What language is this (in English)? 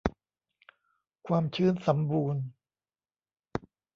Thai